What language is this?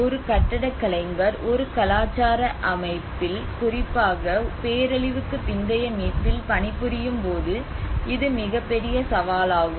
Tamil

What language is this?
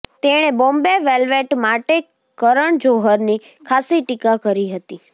Gujarati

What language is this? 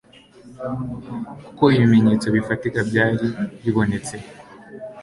Kinyarwanda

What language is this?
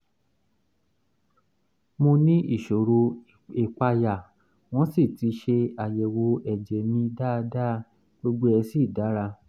Yoruba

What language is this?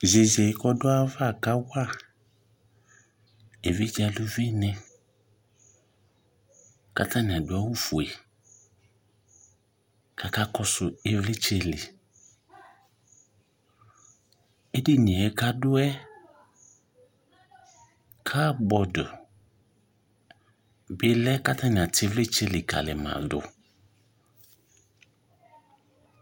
Ikposo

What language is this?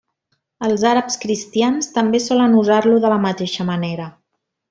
Catalan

